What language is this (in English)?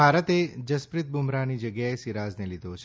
Gujarati